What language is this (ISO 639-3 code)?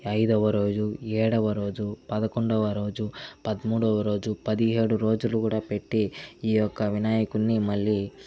tel